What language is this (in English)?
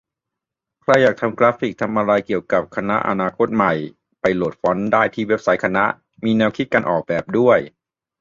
Thai